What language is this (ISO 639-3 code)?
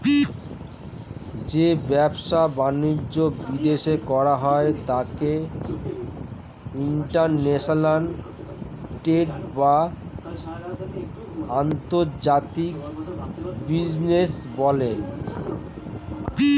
ben